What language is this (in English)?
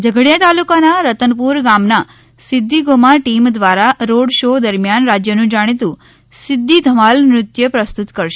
Gujarati